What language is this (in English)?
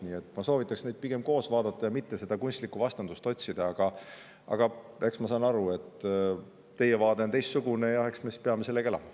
Estonian